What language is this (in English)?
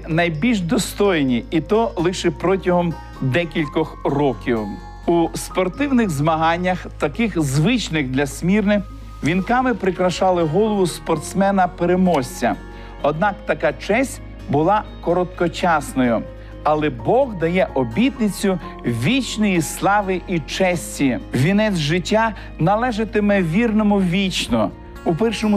Ukrainian